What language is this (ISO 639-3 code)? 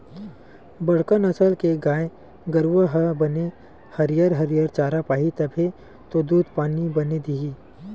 hne